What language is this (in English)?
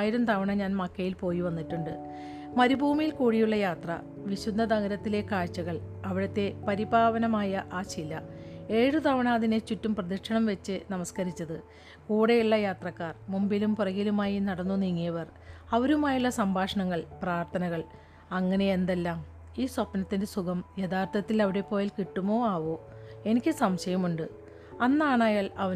Malayalam